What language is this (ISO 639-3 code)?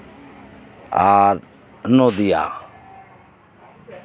sat